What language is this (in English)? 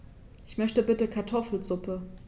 German